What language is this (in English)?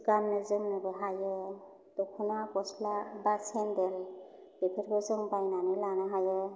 Bodo